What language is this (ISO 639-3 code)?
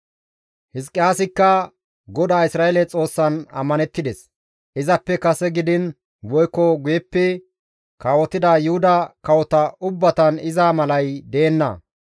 gmv